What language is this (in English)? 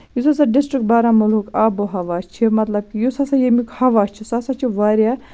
Kashmiri